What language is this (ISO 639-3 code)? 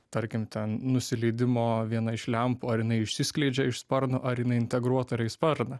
lit